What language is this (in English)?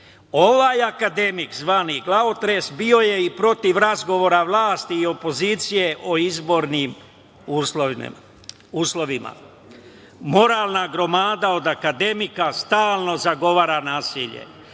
Serbian